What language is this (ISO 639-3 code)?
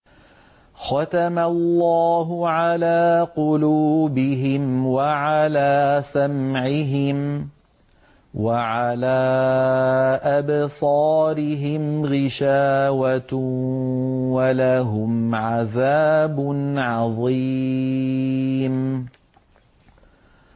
ara